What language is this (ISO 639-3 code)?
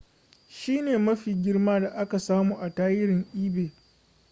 hau